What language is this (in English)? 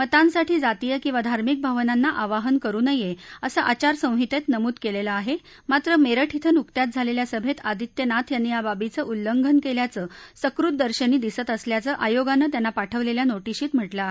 Marathi